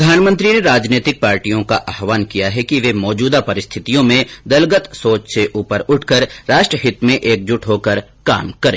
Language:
Hindi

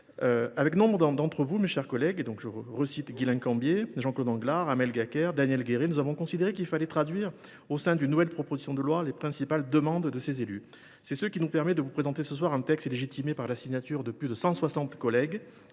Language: French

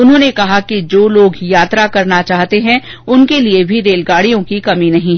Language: Hindi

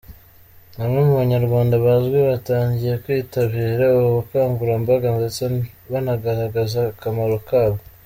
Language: Kinyarwanda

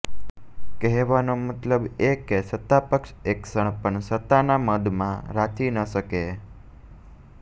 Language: Gujarati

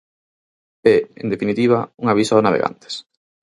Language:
Galician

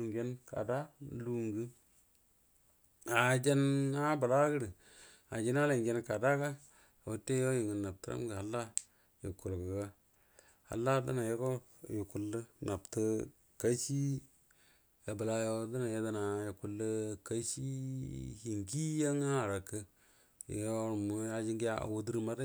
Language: Buduma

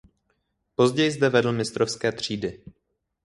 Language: Czech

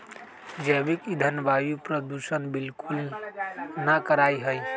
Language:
Magahi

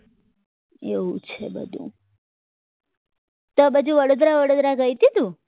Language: Gujarati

